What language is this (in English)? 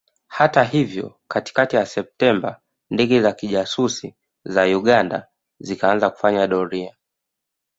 Swahili